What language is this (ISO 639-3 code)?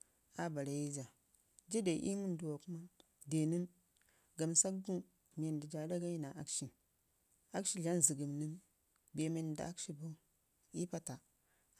ngi